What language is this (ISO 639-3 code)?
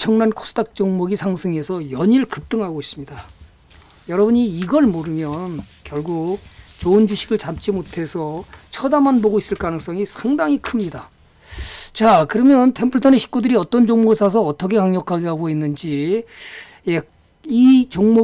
kor